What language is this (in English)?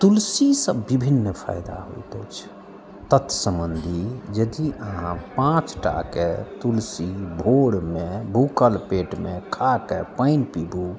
Maithili